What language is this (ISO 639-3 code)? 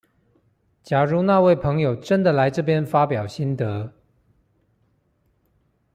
zho